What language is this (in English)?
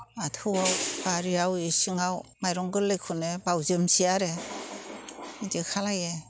Bodo